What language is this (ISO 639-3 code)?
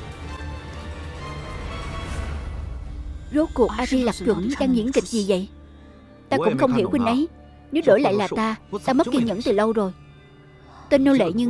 vie